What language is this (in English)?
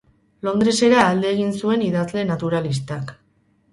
Basque